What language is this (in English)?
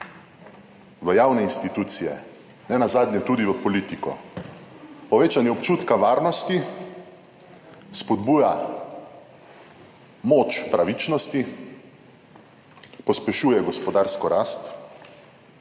Slovenian